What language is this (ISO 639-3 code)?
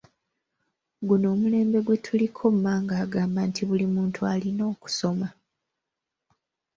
lug